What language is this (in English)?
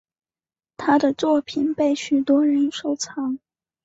Chinese